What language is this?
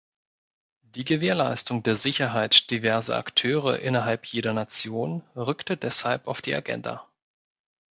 German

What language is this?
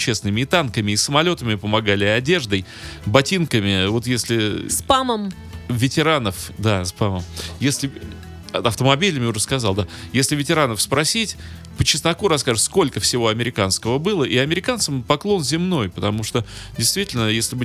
Russian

